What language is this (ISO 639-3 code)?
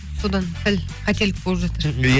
kaz